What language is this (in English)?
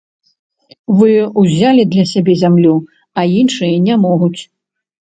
Belarusian